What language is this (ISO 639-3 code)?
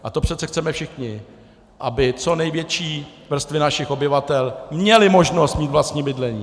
ces